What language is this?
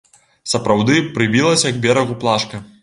Belarusian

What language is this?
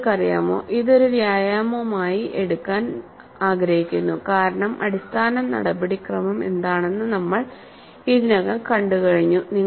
Malayalam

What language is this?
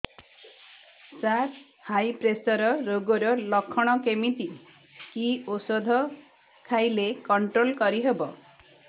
Odia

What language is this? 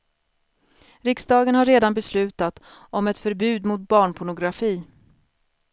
Swedish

